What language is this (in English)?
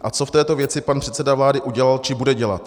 Czech